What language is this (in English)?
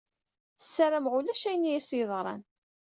Kabyle